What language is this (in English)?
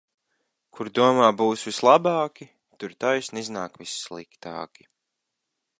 Latvian